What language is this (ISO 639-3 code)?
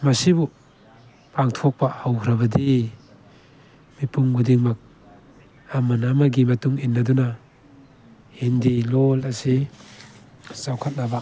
mni